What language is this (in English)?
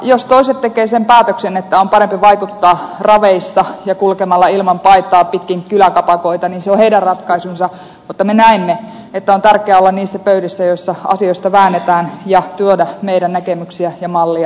Finnish